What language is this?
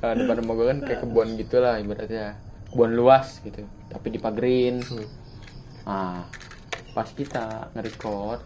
Indonesian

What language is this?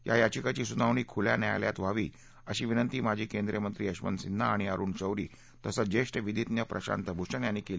Marathi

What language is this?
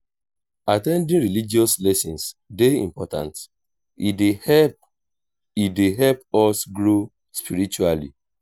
Nigerian Pidgin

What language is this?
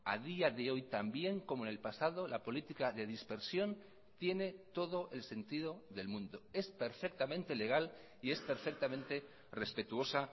Spanish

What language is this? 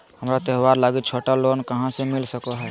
Magahi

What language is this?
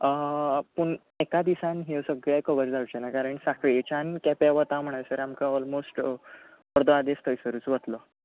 Konkani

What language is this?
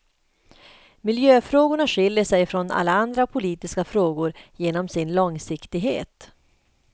Swedish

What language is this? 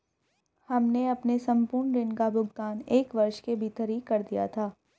Hindi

